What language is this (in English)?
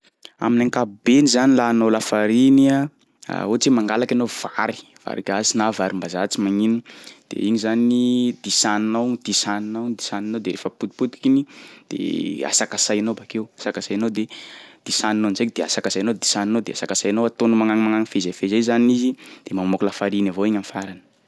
Sakalava Malagasy